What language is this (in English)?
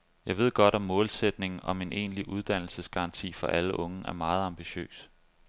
Danish